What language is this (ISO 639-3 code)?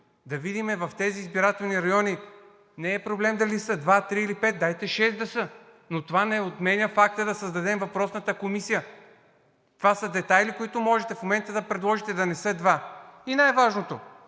bul